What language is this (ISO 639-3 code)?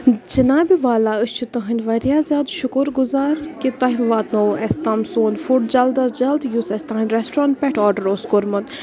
kas